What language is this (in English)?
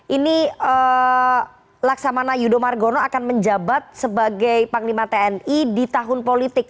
Indonesian